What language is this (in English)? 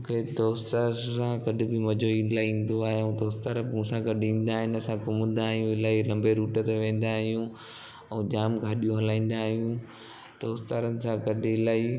Sindhi